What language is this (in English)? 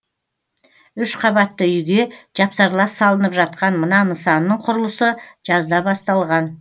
Kazakh